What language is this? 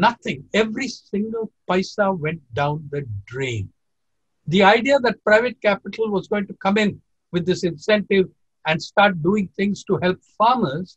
English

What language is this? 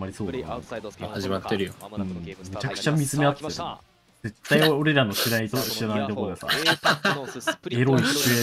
Japanese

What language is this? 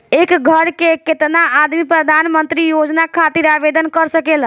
Bhojpuri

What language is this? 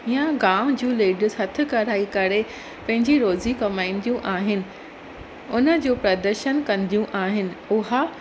Sindhi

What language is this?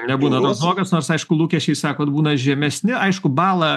Lithuanian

